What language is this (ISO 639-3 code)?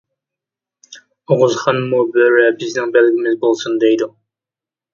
uig